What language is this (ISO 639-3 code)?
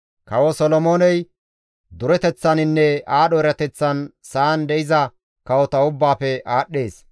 gmv